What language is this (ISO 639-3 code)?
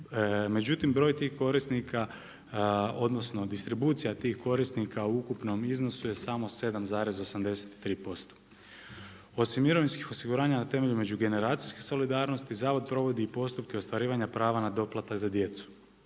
hrv